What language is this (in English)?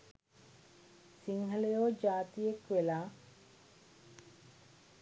Sinhala